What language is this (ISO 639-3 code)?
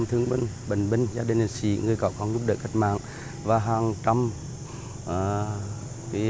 vie